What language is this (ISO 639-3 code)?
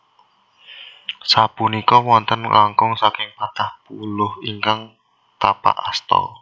jav